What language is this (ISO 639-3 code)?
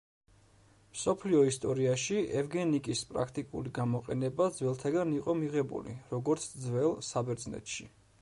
kat